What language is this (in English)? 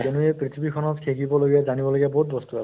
Assamese